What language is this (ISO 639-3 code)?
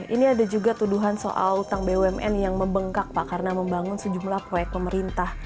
ind